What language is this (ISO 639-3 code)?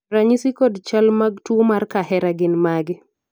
luo